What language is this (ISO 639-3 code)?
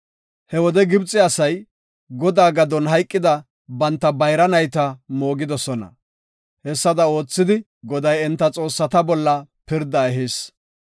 gof